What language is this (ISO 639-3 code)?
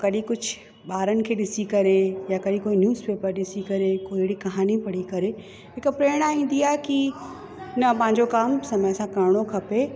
snd